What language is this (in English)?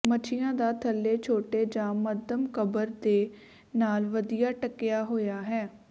Punjabi